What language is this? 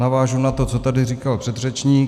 Czech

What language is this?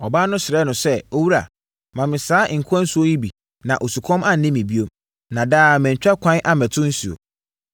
Akan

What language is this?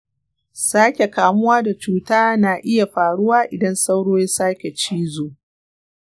Hausa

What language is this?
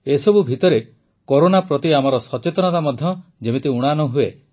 Odia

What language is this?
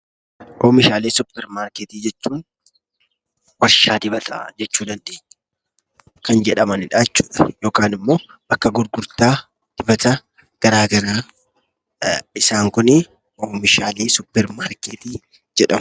Oromo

